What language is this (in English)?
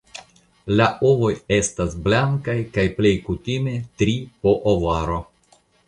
Esperanto